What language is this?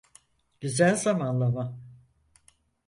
Turkish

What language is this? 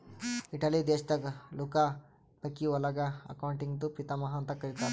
Kannada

